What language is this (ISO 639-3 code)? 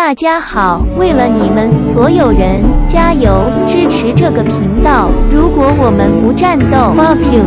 ind